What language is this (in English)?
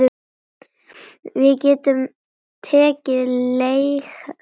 Icelandic